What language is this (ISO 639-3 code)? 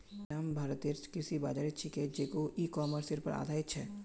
mag